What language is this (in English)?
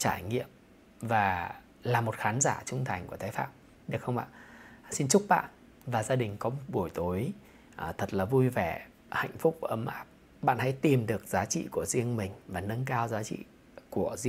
Vietnamese